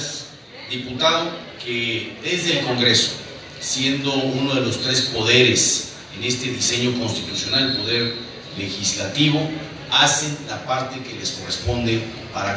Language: Spanish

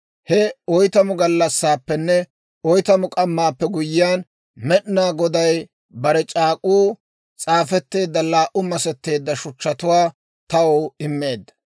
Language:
Dawro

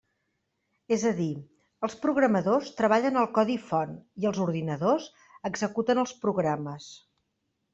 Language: Catalan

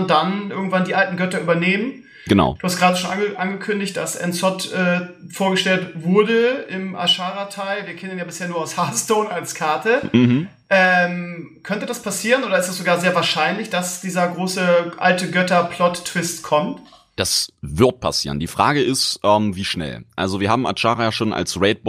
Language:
German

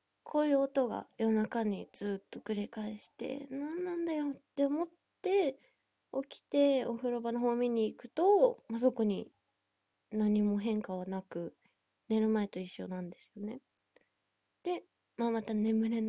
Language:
Japanese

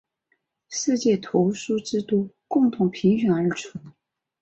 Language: Chinese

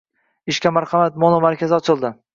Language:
Uzbek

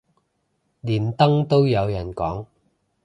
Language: Cantonese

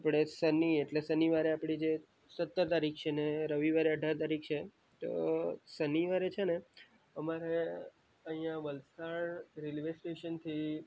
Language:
Gujarati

